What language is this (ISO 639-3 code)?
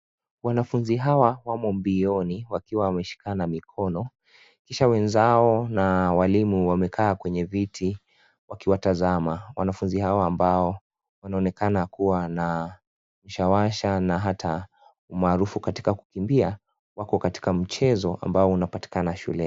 swa